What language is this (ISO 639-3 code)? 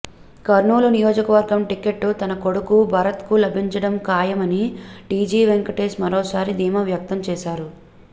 tel